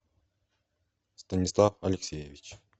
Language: Russian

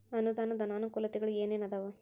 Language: Kannada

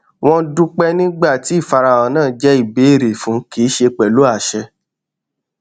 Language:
Yoruba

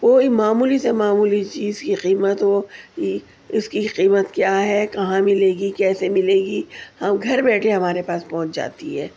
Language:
Urdu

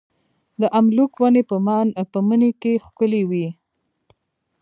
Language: Pashto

